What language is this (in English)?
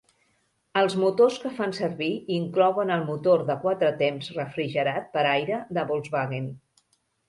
Catalan